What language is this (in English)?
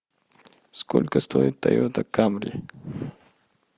Russian